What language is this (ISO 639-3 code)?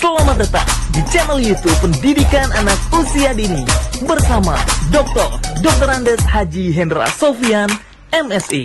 ind